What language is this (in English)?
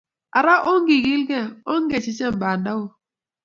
Kalenjin